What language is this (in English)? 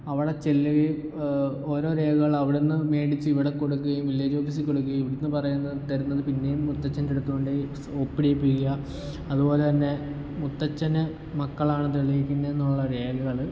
Malayalam